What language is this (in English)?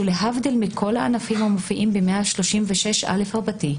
Hebrew